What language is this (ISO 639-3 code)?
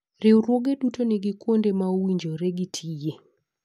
luo